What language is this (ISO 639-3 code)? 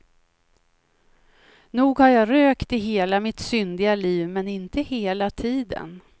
swe